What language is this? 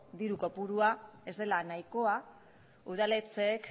Basque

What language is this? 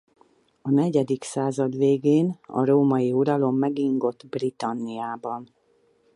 Hungarian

